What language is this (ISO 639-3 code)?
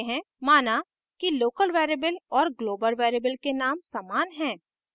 hin